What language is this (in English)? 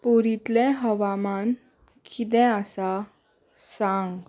Konkani